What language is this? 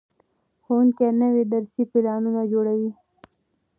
Pashto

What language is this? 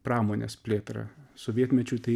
Lithuanian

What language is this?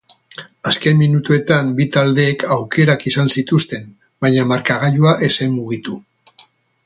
Basque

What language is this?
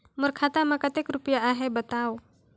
Chhattisgarhi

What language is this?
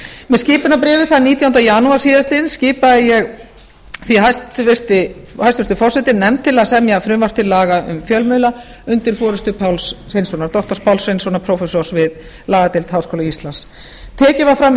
Icelandic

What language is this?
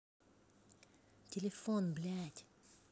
Russian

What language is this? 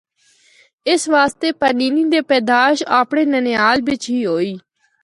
Northern Hindko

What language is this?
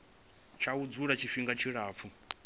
Venda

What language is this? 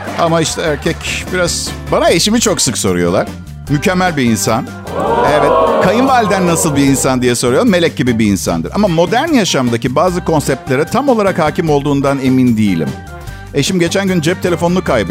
Turkish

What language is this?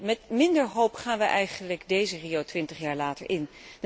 Dutch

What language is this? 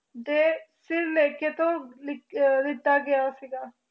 Punjabi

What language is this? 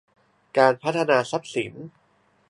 Thai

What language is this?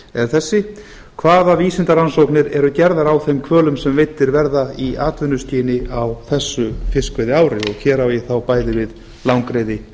Icelandic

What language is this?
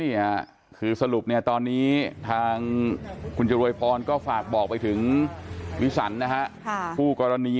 Thai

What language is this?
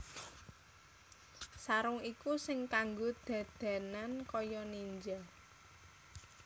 Javanese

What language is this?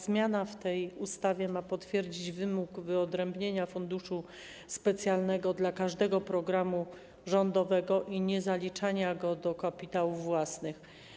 Polish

